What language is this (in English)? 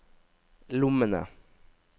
Norwegian